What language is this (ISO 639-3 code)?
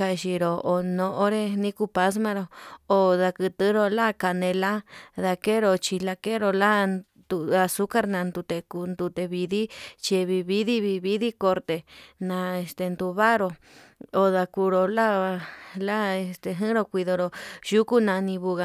mab